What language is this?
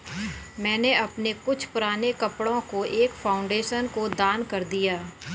Hindi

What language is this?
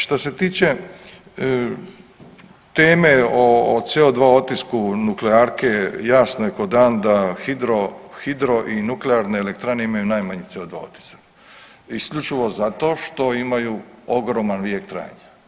Croatian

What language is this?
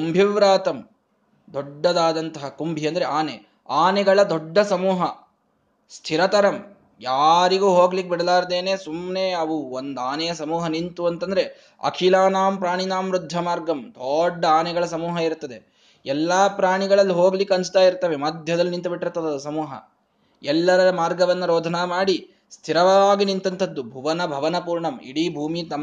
Kannada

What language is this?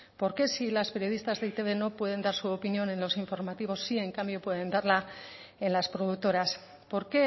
Spanish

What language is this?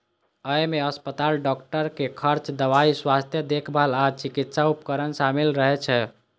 Maithili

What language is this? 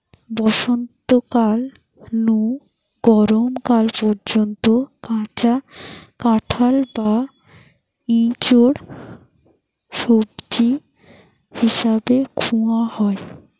Bangla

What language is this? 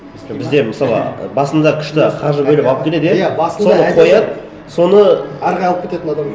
Kazakh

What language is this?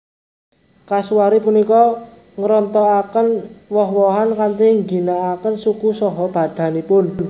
Javanese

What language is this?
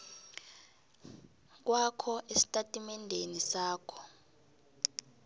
South Ndebele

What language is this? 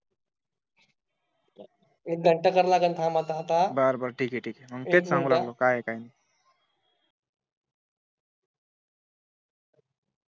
Marathi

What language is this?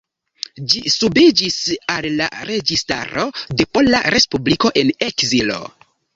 Esperanto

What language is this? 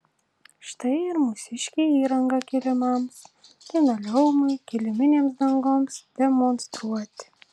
Lithuanian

